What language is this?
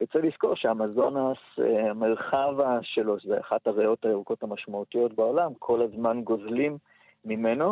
Hebrew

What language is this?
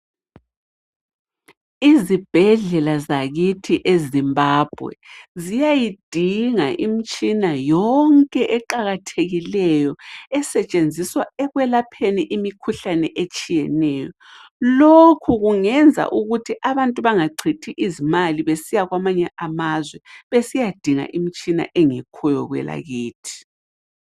North Ndebele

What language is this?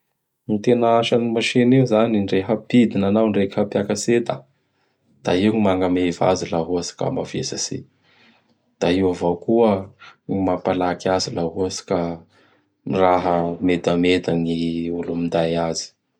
Bara Malagasy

